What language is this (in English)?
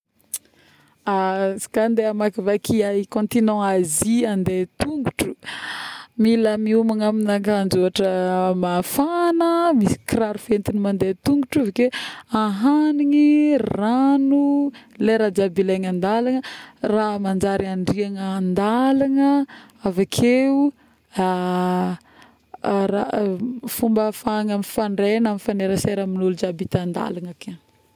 Northern Betsimisaraka Malagasy